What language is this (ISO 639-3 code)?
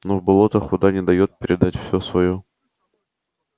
rus